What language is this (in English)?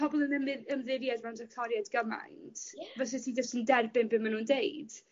Welsh